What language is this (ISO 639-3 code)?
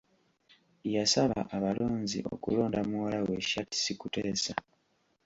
lug